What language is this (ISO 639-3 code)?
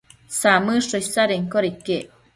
mcf